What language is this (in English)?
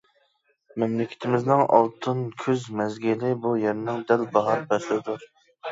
Uyghur